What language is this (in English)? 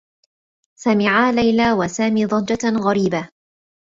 Arabic